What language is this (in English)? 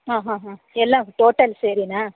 Kannada